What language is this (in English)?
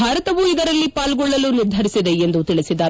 Kannada